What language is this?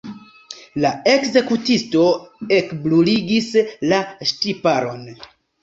Esperanto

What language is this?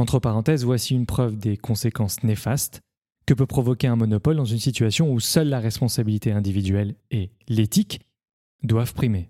French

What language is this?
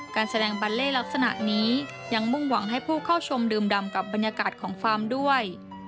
Thai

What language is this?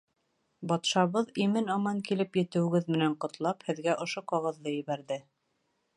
Bashkir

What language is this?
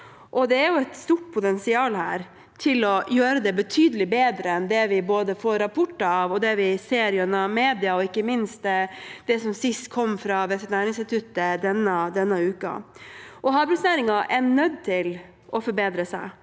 Norwegian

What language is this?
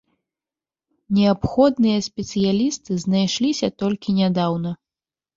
Belarusian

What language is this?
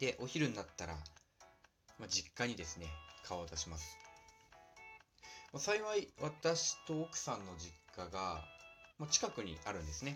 Japanese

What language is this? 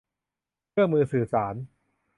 Thai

